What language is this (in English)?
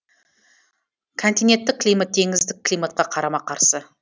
Kazakh